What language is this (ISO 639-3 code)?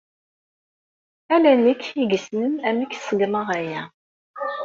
kab